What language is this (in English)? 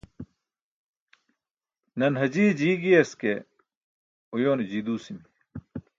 Burushaski